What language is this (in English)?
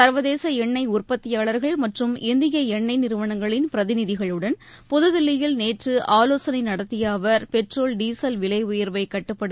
Tamil